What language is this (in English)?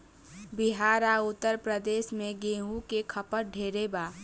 Bhojpuri